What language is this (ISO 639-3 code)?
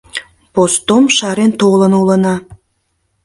chm